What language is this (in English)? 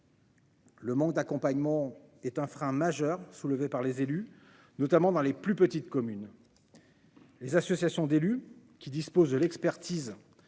French